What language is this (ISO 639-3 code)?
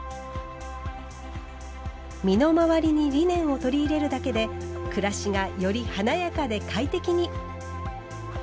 jpn